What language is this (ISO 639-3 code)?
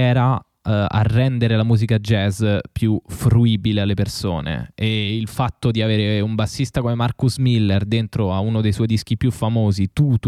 ita